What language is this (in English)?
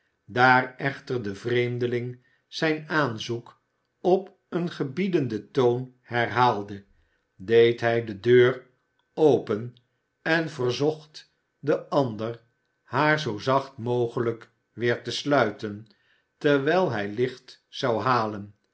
Dutch